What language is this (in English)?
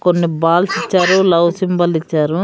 Telugu